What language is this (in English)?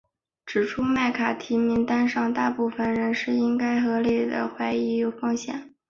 Chinese